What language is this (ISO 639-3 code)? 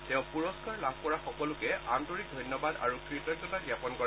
asm